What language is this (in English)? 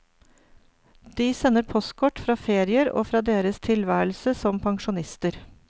Norwegian